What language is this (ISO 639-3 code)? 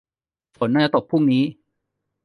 tha